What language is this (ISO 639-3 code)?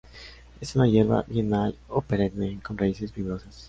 spa